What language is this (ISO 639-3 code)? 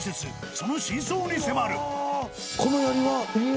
jpn